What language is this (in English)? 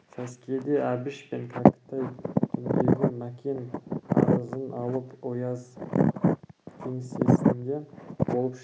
Kazakh